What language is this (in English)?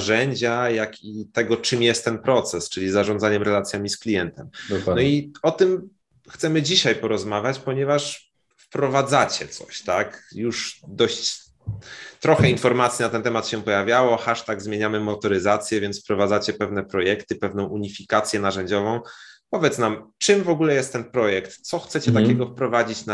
Polish